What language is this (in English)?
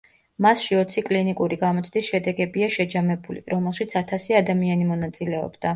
Georgian